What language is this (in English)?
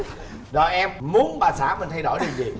Vietnamese